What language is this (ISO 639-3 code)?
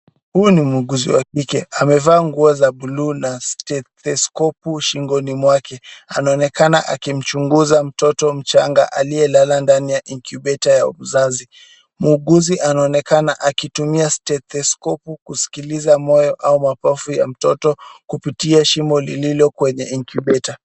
swa